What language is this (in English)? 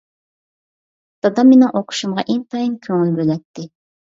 Uyghur